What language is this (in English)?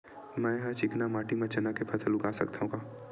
Chhattisgarhi